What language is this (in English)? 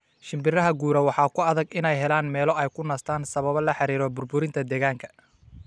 Somali